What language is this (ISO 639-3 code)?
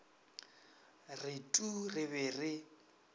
nso